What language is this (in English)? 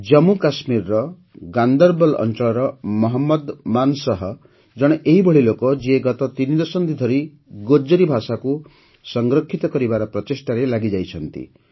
Odia